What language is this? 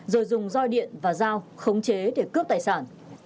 Vietnamese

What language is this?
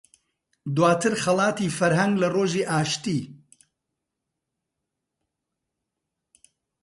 Central Kurdish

